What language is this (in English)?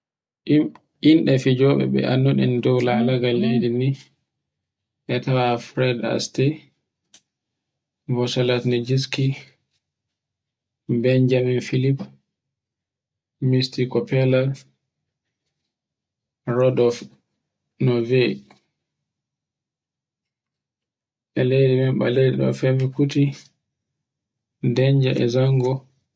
Borgu Fulfulde